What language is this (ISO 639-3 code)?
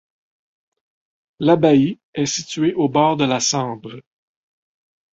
fra